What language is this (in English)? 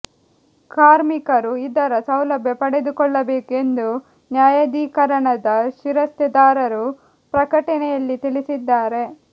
Kannada